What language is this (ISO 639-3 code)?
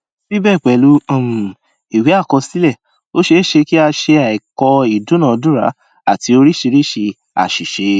yor